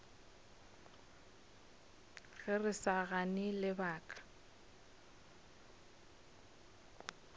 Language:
Northern Sotho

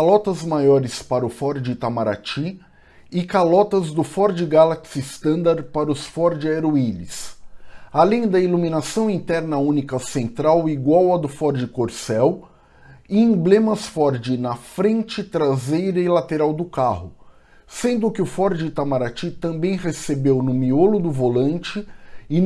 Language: Portuguese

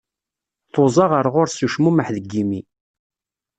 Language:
Kabyle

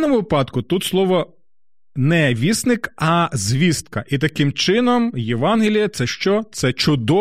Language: Ukrainian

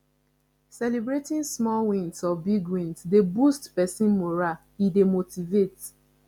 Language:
Nigerian Pidgin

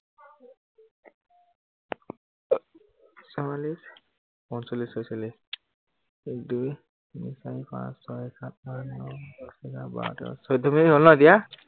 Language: Assamese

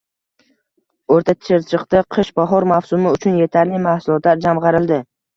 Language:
Uzbek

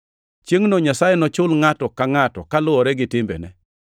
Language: Luo (Kenya and Tanzania)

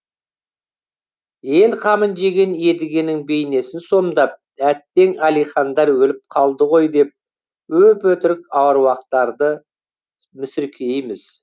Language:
Kazakh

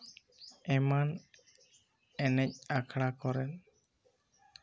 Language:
Santali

